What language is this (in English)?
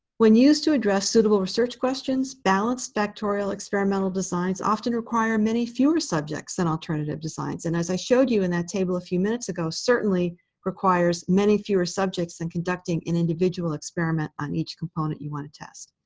English